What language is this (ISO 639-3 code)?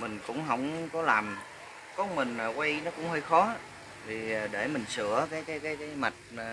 vie